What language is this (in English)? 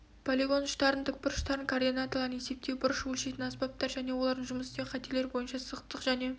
Kazakh